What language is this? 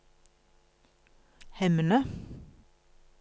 Norwegian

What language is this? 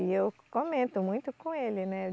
Portuguese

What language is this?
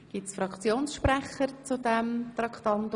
Swiss German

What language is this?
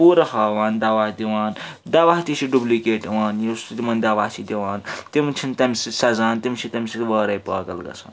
Kashmiri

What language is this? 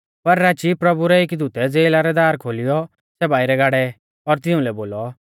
Mahasu Pahari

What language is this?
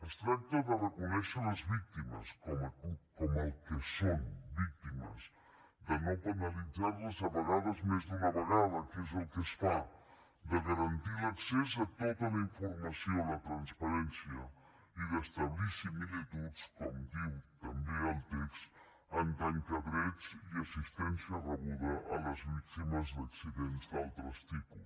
Catalan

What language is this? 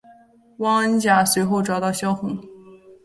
Chinese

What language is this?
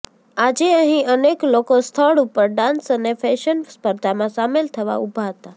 Gujarati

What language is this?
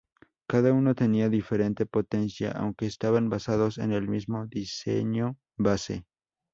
Spanish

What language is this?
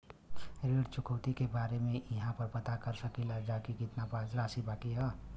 Bhojpuri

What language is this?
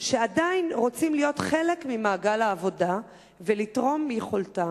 Hebrew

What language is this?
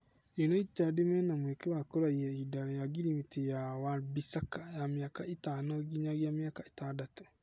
Kikuyu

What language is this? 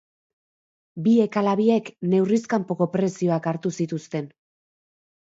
Basque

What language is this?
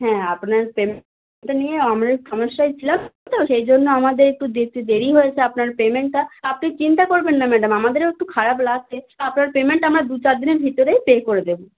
Bangla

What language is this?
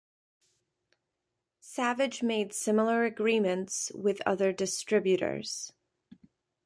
English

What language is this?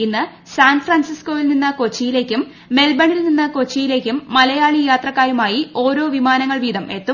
Malayalam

